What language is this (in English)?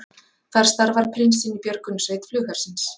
Icelandic